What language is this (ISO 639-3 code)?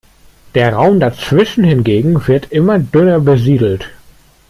deu